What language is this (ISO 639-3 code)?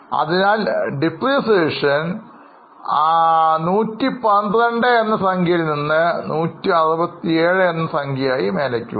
mal